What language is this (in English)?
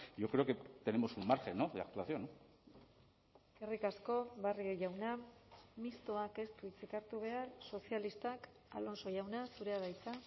Basque